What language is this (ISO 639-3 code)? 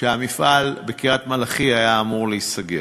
heb